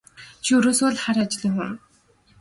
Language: Mongolian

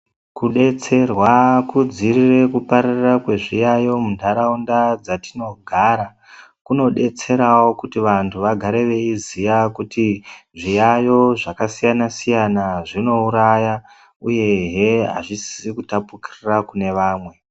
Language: Ndau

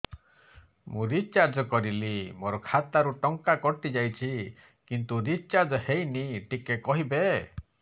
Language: Odia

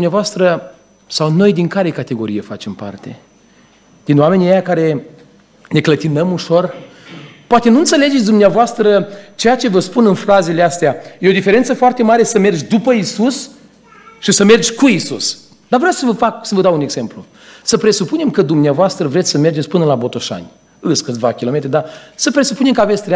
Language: Romanian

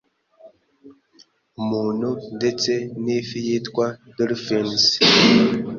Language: Kinyarwanda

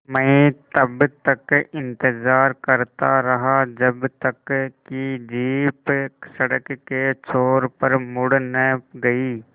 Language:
Hindi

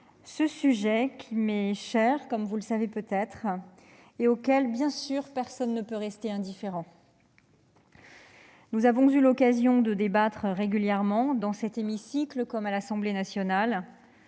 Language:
French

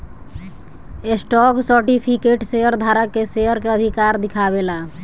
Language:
Bhojpuri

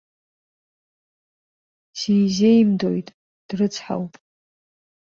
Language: Abkhazian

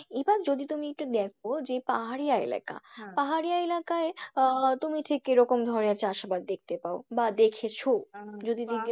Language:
Bangla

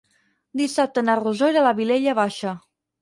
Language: Catalan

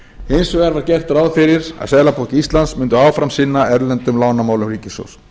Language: Icelandic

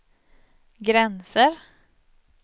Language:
Swedish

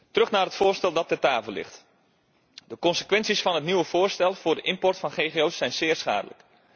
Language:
Dutch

